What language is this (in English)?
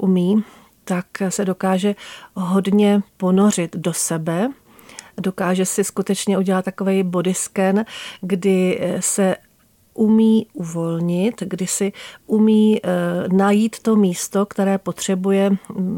Czech